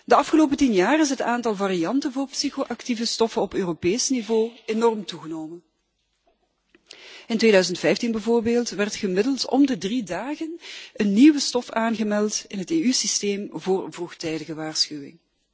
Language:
Dutch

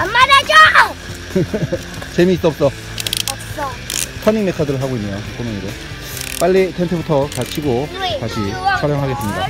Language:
Korean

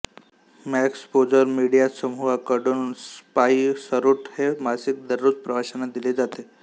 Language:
Marathi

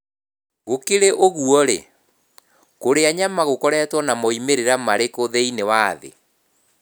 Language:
Kikuyu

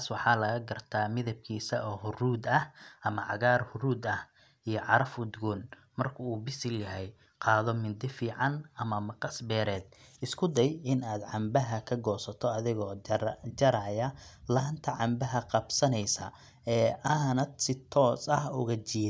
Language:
Somali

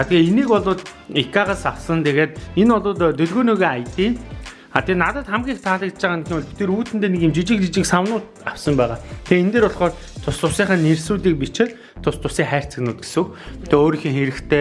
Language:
Korean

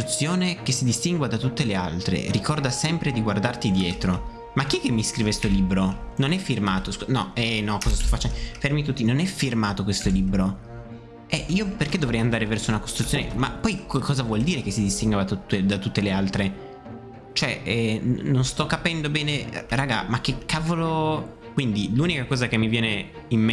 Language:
Italian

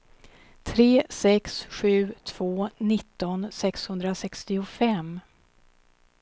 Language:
Swedish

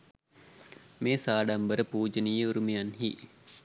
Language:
Sinhala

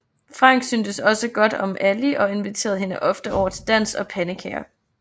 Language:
Danish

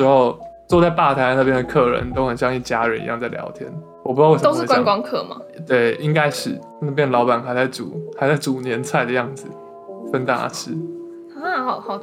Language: Chinese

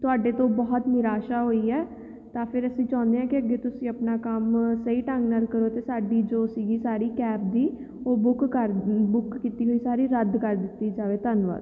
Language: Punjabi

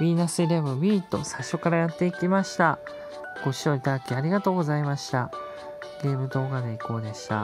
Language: Japanese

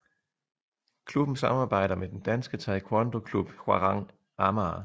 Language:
Danish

